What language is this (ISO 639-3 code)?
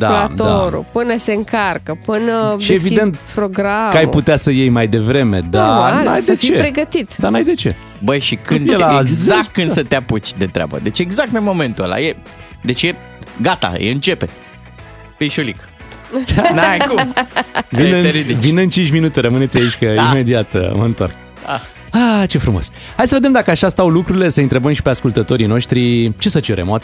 ron